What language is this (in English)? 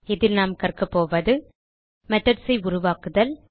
Tamil